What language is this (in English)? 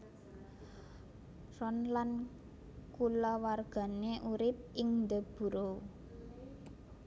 Javanese